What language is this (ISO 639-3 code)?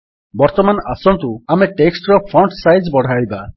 ori